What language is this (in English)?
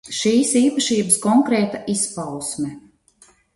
Latvian